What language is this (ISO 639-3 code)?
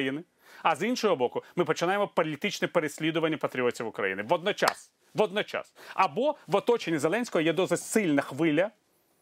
ukr